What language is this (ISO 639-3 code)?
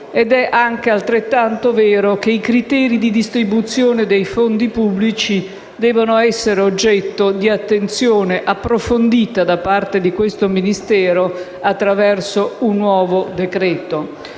ita